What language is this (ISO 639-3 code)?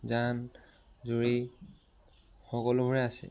asm